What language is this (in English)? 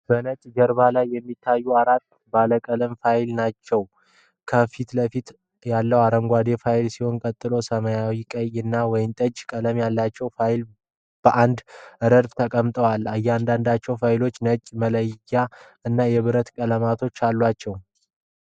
Amharic